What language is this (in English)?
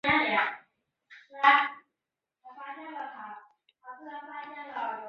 Chinese